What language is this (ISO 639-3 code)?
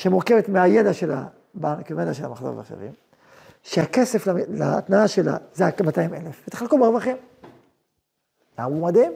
heb